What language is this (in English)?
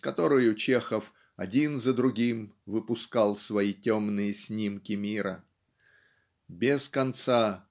Russian